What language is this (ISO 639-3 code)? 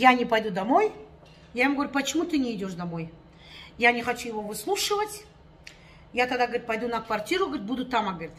rus